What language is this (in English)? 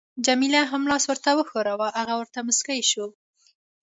Pashto